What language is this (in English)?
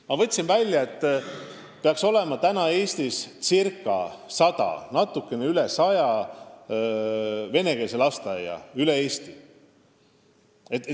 Estonian